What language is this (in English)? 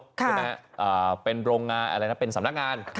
Thai